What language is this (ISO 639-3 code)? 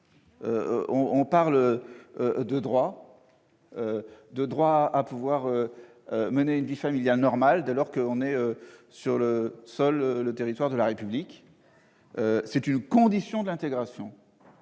fra